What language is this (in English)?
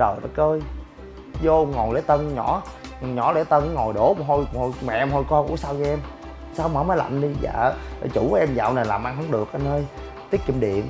Vietnamese